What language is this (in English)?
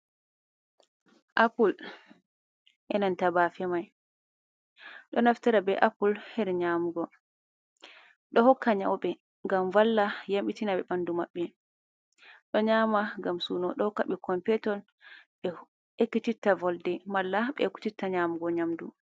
Fula